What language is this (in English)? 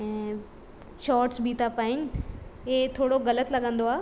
Sindhi